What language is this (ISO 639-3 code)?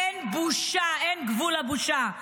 heb